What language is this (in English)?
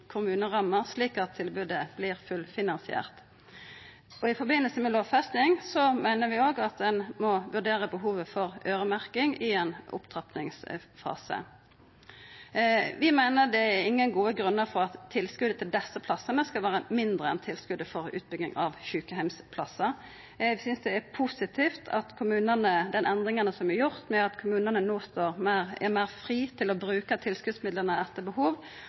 Norwegian Nynorsk